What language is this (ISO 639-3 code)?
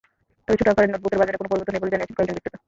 ben